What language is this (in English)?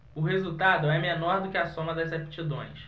Portuguese